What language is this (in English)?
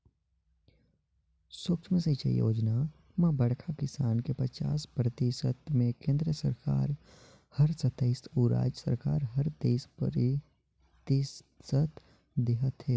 Chhattisgarhi